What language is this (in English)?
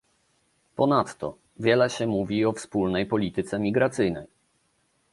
Polish